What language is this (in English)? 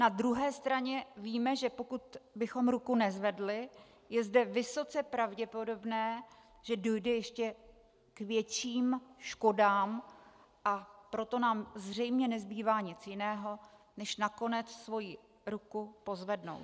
Czech